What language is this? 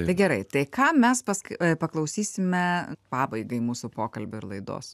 Lithuanian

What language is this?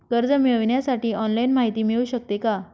Marathi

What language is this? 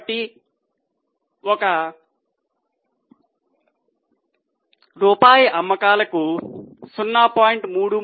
Telugu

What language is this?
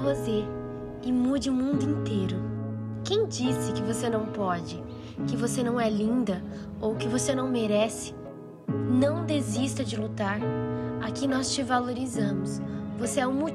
Portuguese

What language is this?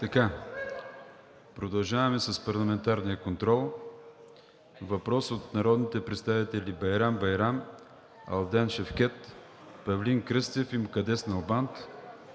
Bulgarian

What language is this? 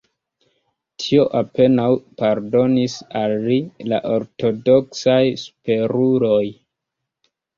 Esperanto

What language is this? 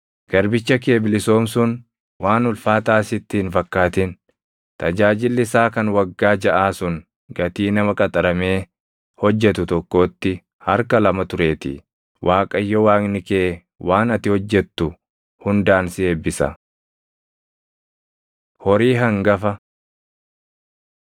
Oromo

